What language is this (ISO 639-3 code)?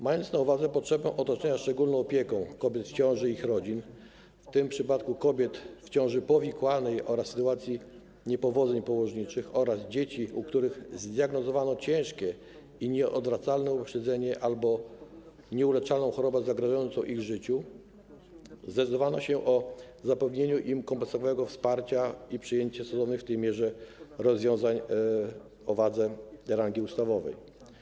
pol